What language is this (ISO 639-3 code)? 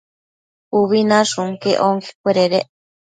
mcf